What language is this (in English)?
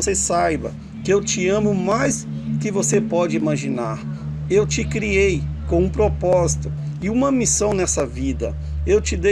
Portuguese